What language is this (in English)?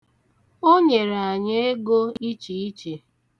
Igbo